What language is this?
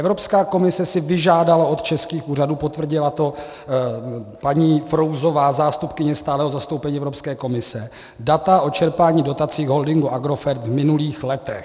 Czech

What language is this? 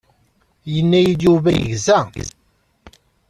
Kabyle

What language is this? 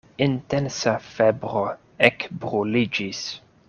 Esperanto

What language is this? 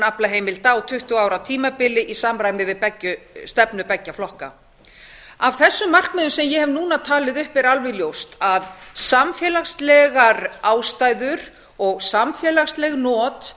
Icelandic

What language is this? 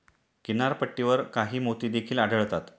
Marathi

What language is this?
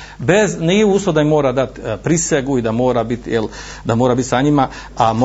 Croatian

